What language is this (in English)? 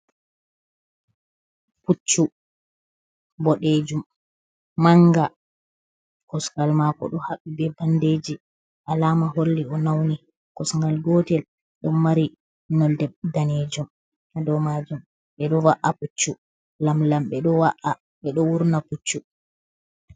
Fula